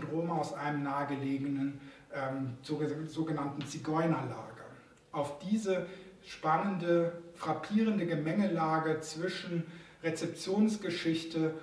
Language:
German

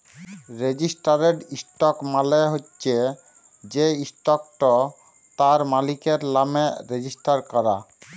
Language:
Bangla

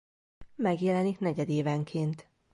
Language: Hungarian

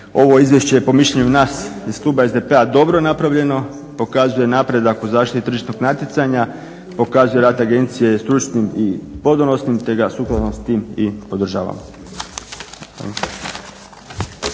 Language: Croatian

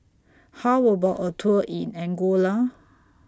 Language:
English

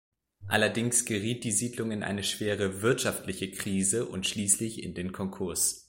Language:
German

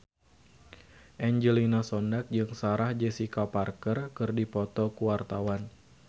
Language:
Sundanese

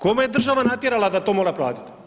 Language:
Croatian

